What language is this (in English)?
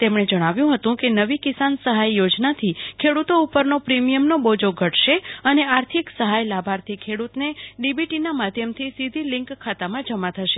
Gujarati